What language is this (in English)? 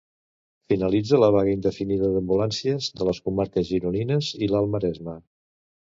Catalan